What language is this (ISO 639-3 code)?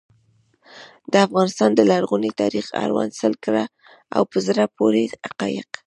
pus